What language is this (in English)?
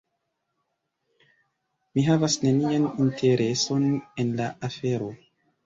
Esperanto